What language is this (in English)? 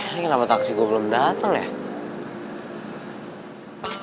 Indonesian